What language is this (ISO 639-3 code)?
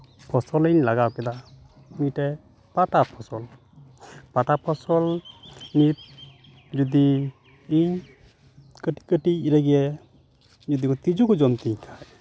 sat